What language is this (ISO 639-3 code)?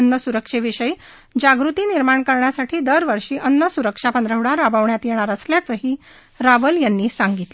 mar